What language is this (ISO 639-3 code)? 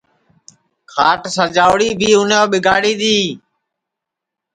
ssi